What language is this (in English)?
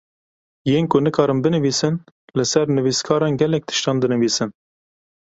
Kurdish